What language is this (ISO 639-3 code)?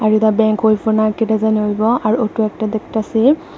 ben